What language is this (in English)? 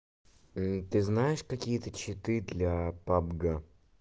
Russian